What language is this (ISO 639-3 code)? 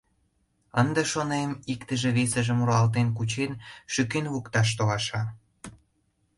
chm